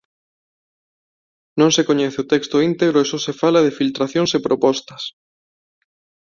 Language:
Galician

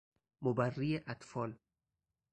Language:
Persian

